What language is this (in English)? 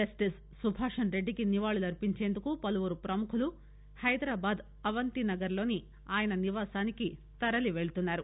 Telugu